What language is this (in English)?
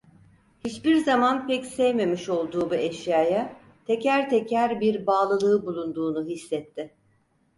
Turkish